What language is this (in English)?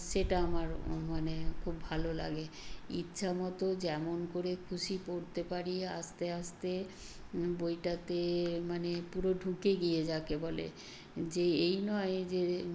Bangla